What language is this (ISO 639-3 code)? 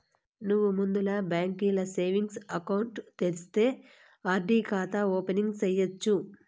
tel